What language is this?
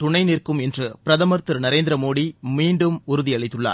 Tamil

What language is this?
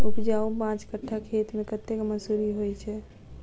Maithili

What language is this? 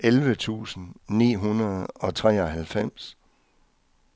Danish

